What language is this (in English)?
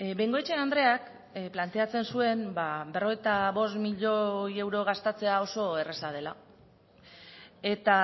Basque